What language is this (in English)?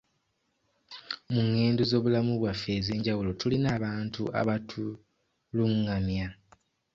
Ganda